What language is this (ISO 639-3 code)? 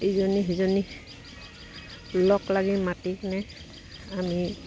asm